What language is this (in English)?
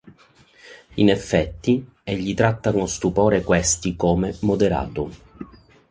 Italian